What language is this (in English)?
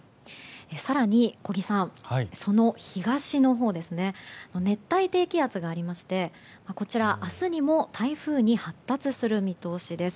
Japanese